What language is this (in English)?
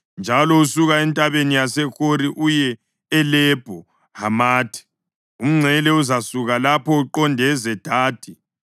North Ndebele